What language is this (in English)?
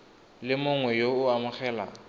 Tswana